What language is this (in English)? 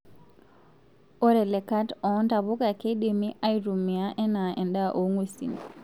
Masai